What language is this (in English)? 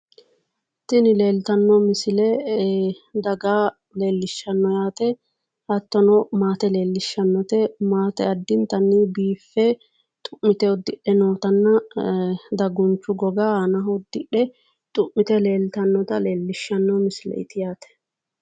Sidamo